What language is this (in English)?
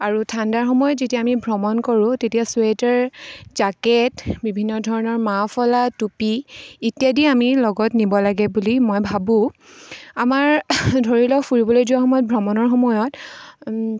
Assamese